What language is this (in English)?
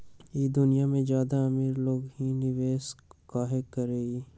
Magahi